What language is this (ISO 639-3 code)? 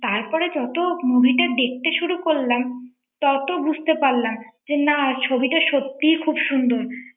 ben